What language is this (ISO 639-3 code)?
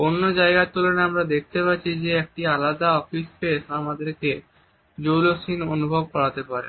ben